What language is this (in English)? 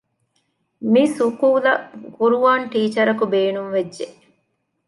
Divehi